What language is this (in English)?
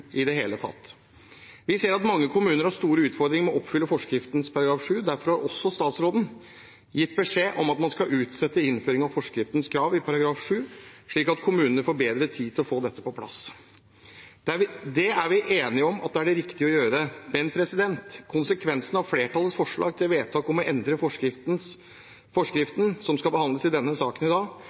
Norwegian Bokmål